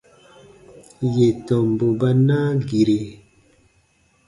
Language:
Baatonum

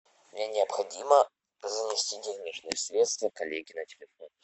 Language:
Russian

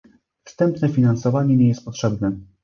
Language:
Polish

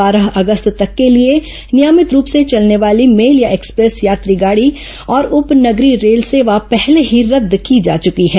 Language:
Hindi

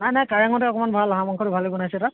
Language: Assamese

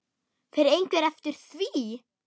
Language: Icelandic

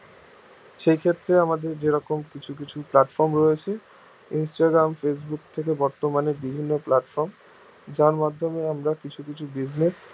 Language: Bangla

